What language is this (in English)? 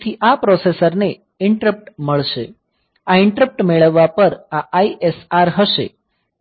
Gujarati